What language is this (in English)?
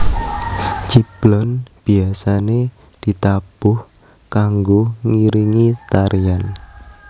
Javanese